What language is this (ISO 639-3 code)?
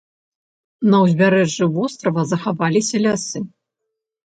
bel